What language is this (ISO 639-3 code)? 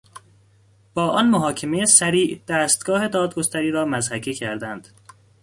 fas